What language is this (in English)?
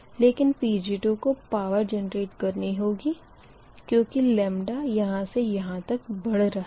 Hindi